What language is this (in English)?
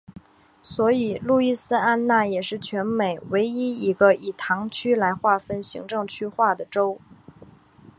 Chinese